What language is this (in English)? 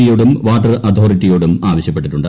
Malayalam